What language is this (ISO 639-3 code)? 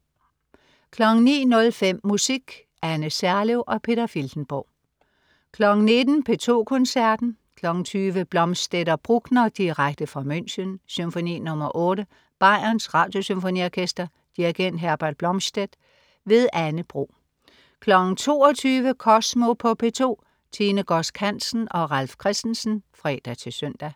dan